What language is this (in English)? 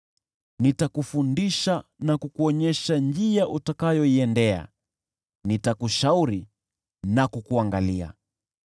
Swahili